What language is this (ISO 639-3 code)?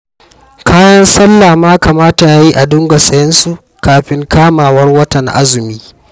hau